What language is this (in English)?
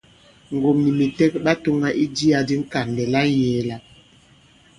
Bankon